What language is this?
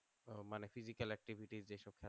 Bangla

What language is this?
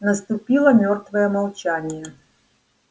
Russian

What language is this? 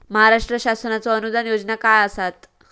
Marathi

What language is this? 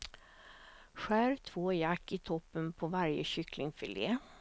Swedish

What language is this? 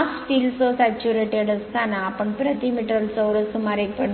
Marathi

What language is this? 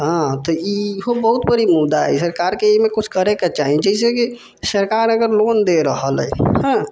Maithili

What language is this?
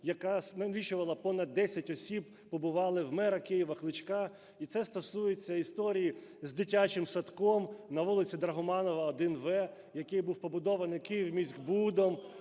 Ukrainian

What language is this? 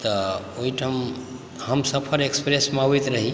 Maithili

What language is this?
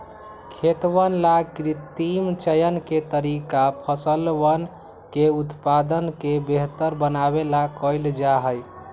Magahi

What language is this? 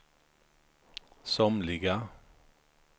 Swedish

